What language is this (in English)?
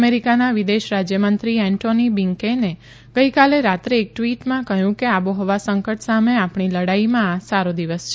Gujarati